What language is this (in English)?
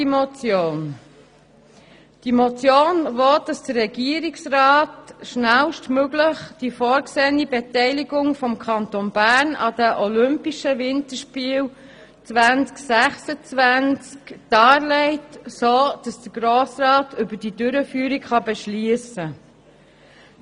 Swiss German